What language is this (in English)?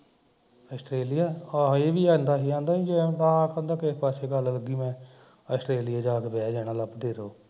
Punjabi